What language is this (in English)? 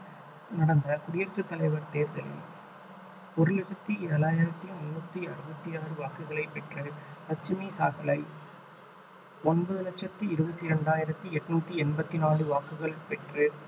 Tamil